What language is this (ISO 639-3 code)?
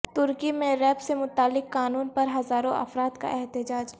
urd